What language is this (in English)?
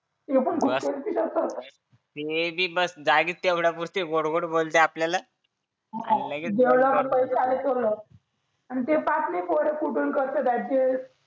Marathi